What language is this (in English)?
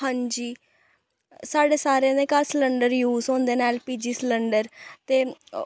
Dogri